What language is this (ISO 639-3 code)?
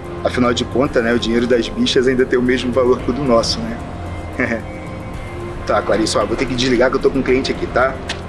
por